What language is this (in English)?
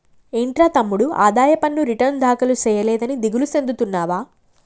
Telugu